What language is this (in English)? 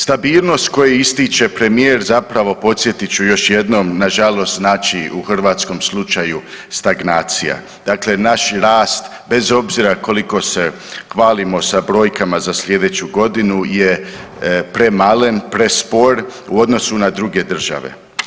Croatian